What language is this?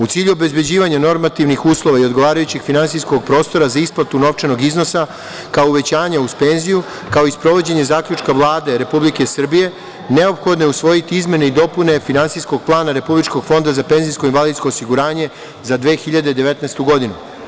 Serbian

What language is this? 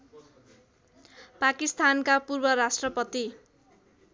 Nepali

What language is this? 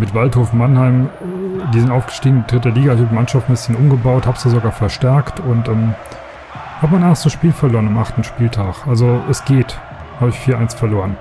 German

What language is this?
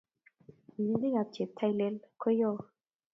Kalenjin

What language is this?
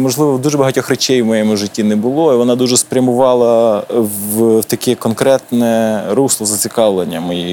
Ukrainian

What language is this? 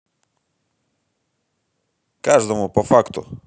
Russian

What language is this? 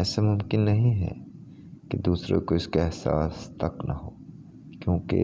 Urdu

